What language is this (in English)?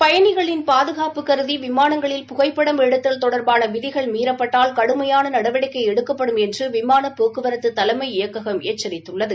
Tamil